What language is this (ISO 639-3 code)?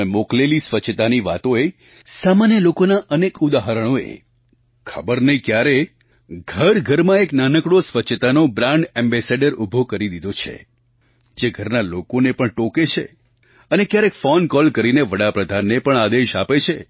guj